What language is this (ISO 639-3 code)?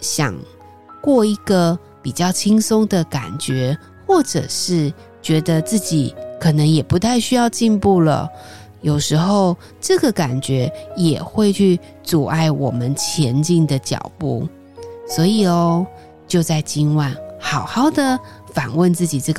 zho